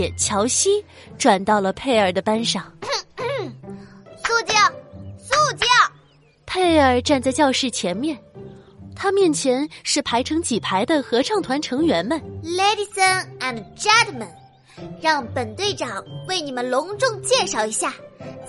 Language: Chinese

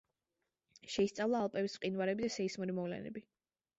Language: Georgian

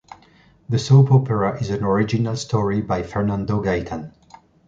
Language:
English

